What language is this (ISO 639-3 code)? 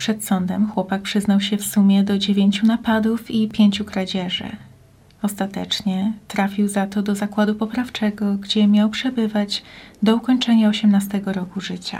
pol